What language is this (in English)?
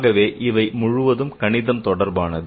Tamil